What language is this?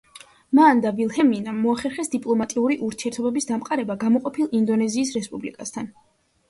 Georgian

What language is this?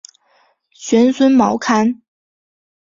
Chinese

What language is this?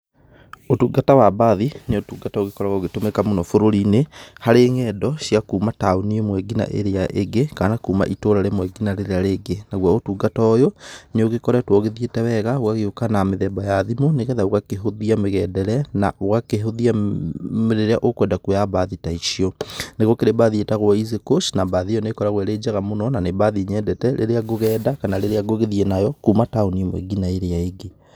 Kikuyu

